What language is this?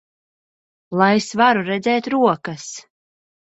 Latvian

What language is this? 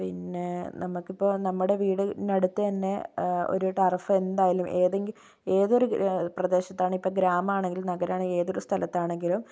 Malayalam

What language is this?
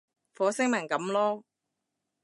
Cantonese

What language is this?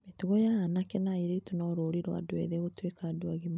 Kikuyu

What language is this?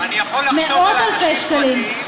Hebrew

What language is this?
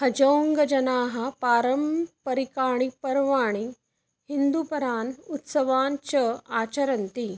Sanskrit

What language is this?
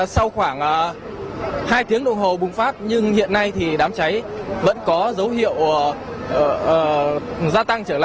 Vietnamese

